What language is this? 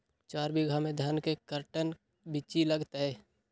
Magahi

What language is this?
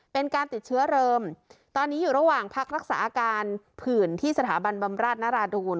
Thai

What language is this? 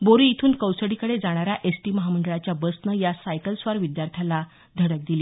Marathi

